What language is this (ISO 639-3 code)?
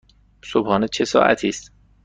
fas